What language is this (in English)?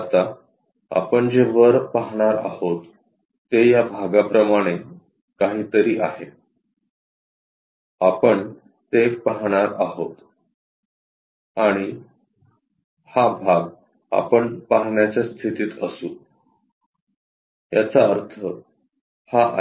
Marathi